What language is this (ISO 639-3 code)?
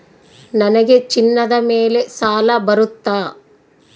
kan